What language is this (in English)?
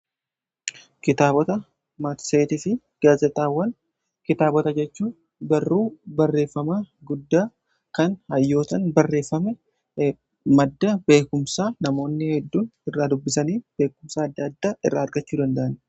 Oromo